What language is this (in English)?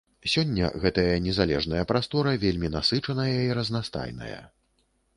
Belarusian